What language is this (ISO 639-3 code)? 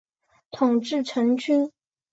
zho